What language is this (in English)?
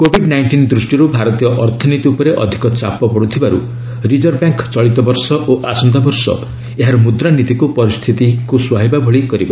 Odia